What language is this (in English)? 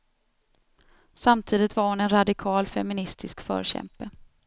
Swedish